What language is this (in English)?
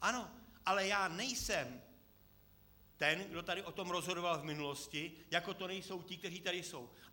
Czech